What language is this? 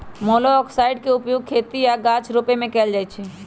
Magahi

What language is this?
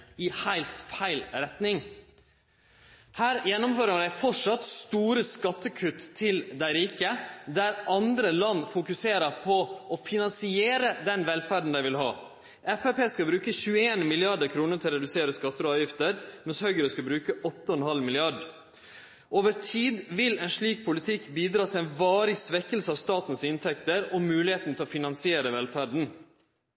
Norwegian Nynorsk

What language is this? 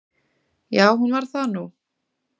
Icelandic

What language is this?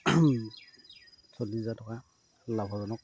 Assamese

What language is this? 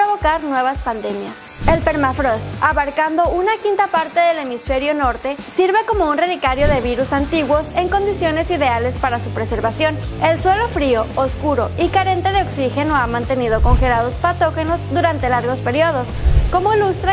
Spanish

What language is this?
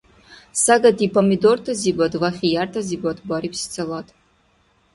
Dargwa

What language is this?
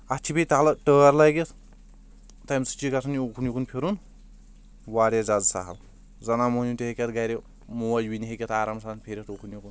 Kashmiri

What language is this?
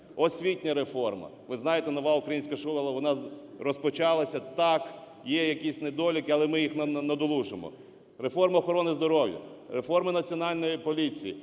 Ukrainian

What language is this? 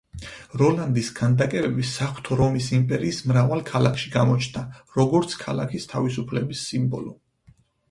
Georgian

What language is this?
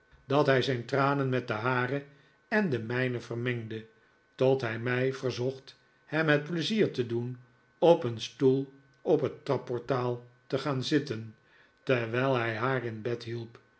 Dutch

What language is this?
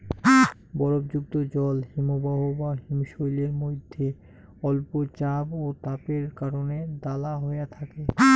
Bangla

